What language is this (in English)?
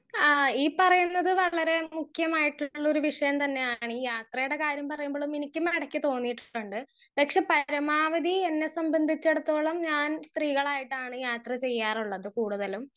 Malayalam